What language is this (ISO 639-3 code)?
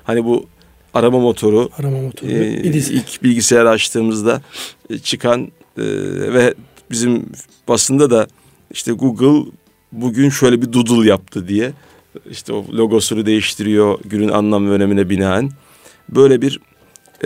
tur